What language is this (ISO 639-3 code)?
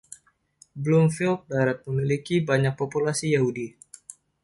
ind